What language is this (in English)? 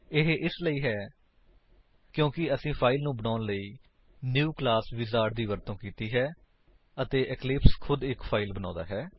Punjabi